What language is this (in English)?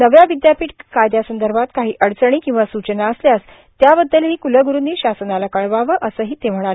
Marathi